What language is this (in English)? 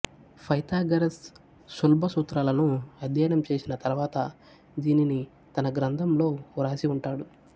Telugu